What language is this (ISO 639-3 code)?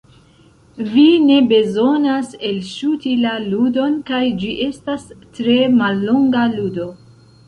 epo